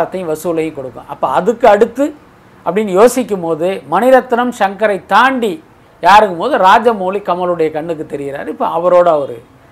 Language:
Tamil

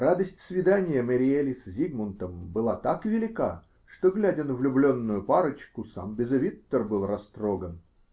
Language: Russian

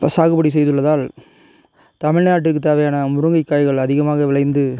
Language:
Tamil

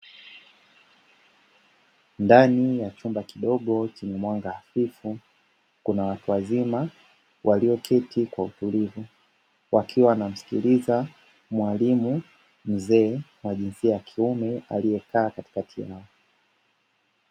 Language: Swahili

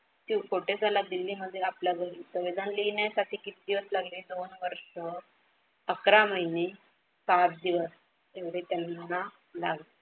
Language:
Marathi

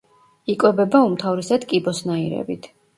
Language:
Georgian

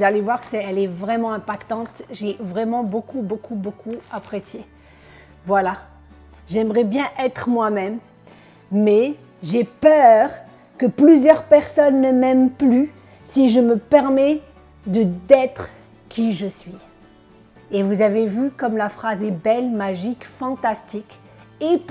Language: French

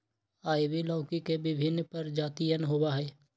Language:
Magahi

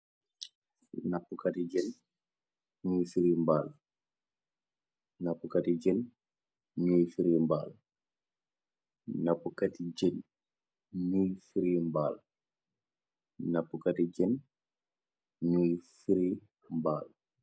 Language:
Wolof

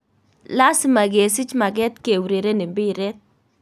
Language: Kalenjin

